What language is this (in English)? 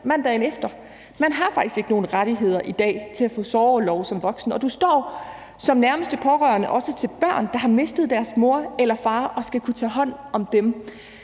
Danish